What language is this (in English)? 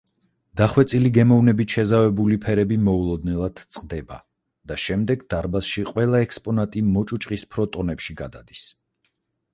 Georgian